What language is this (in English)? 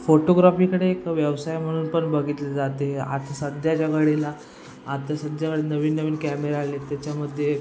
Marathi